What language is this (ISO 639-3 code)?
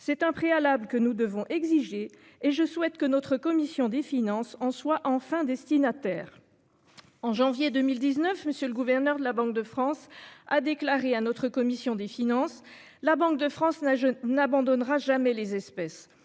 fra